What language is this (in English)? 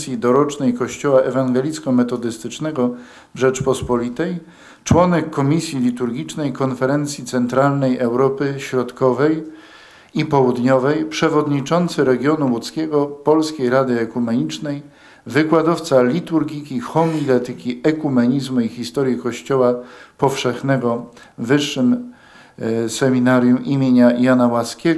Polish